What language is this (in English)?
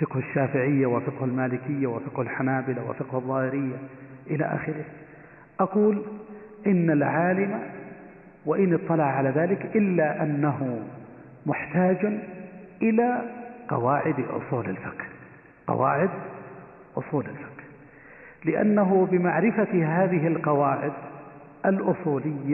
Arabic